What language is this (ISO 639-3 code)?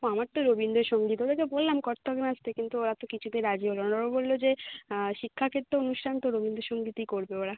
ben